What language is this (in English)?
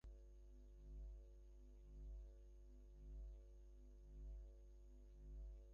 Bangla